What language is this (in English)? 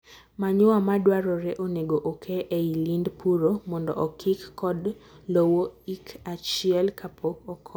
Luo (Kenya and Tanzania)